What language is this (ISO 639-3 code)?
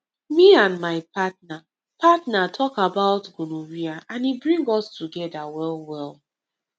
pcm